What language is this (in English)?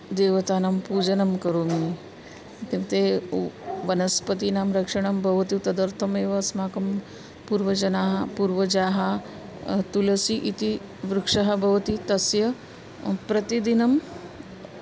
Sanskrit